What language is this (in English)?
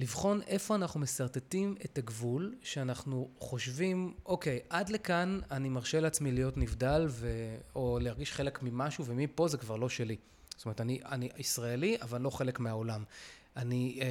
Hebrew